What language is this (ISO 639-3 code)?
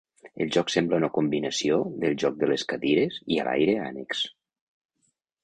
cat